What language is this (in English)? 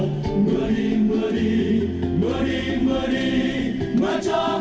Vietnamese